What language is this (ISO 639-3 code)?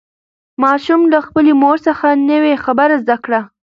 pus